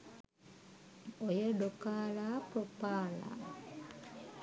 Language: Sinhala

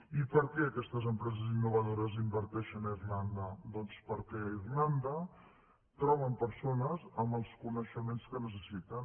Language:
Catalan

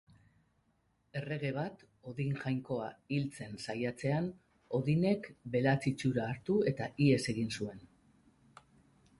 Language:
Basque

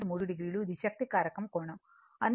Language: Telugu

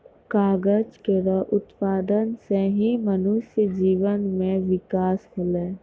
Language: Maithili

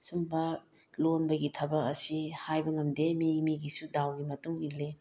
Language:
Manipuri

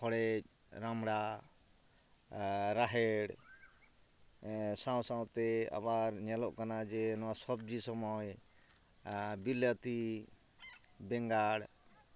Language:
Santali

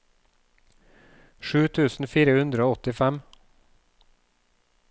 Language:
Norwegian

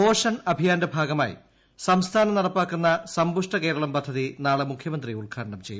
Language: Malayalam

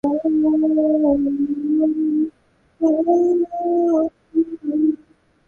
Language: Bangla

